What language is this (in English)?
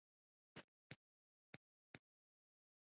Pashto